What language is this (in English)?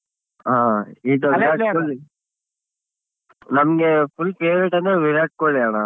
Kannada